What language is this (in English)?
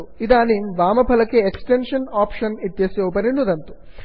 Sanskrit